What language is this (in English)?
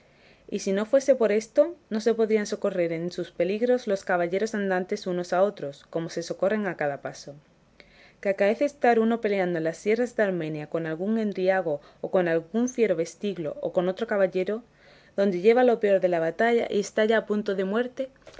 Spanish